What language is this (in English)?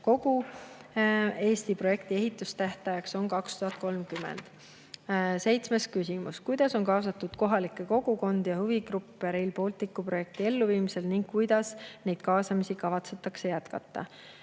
Estonian